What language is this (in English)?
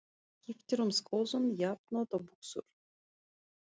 Icelandic